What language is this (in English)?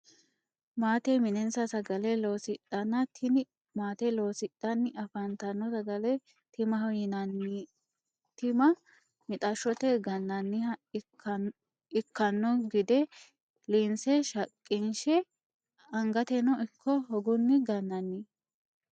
Sidamo